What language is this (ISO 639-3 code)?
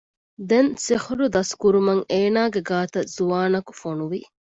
div